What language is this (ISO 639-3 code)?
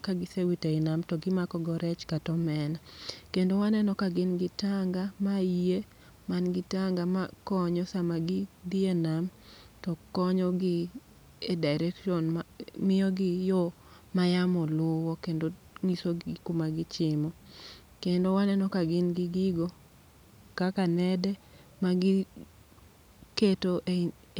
luo